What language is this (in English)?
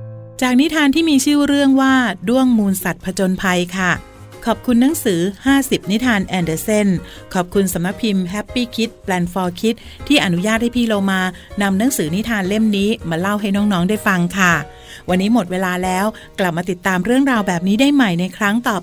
Thai